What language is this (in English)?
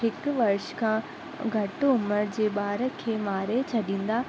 Sindhi